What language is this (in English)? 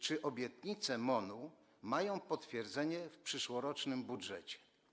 Polish